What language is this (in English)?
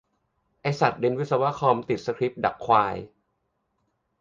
Thai